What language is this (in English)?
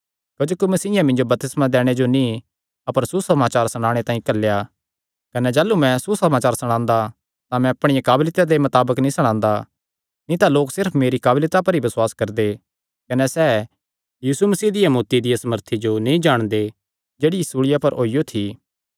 Kangri